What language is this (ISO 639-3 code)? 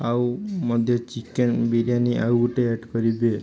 ori